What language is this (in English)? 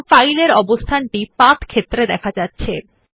Bangla